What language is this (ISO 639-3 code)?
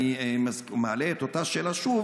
heb